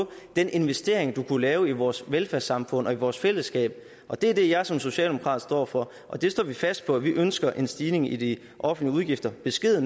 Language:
Danish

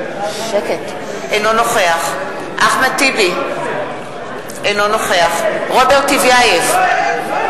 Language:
Hebrew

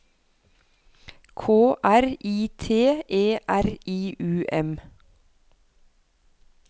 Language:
Norwegian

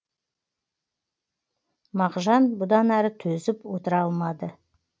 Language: Kazakh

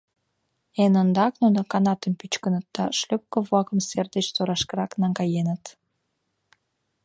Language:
Mari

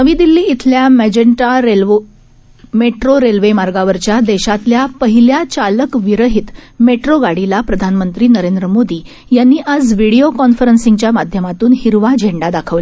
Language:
Marathi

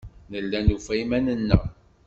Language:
Kabyle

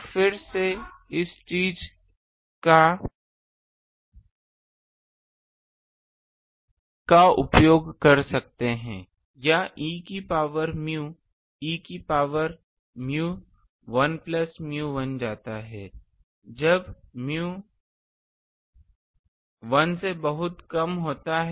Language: Hindi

